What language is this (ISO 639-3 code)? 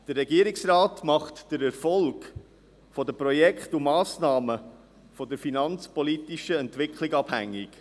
gsw